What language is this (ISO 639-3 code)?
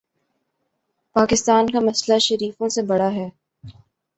urd